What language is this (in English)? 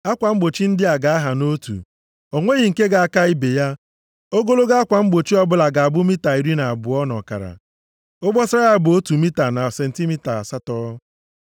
Igbo